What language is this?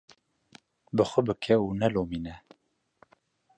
Kurdish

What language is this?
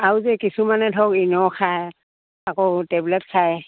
Assamese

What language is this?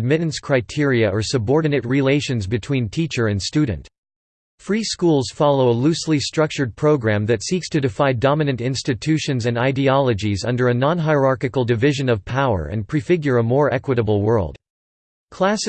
English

